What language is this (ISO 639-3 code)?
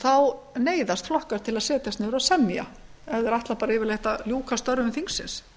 isl